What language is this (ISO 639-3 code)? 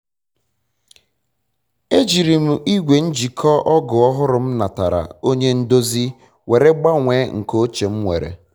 ibo